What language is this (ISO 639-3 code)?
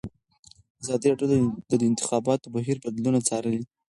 pus